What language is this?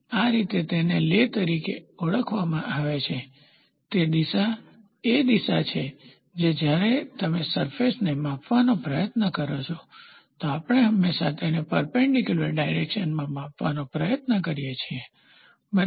Gujarati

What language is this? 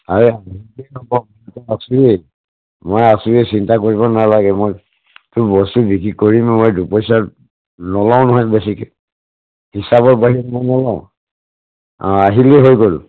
Assamese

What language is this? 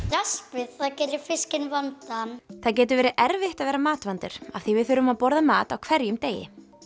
Icelandic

